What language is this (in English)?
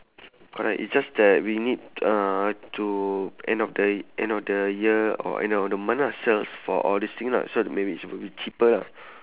English